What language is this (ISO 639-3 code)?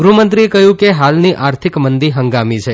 guj